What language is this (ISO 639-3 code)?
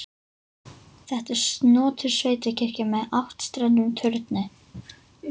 isl